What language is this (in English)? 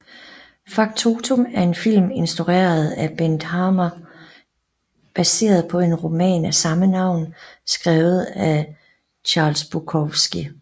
Danish